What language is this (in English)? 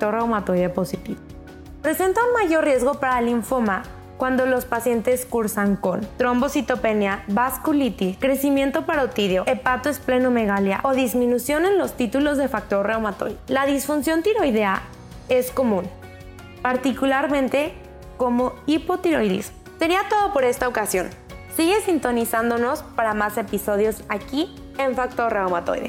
Spanish